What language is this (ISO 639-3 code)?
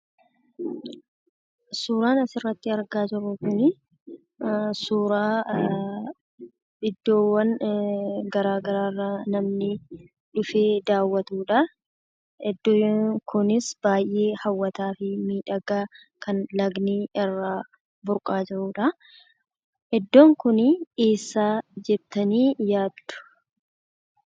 orm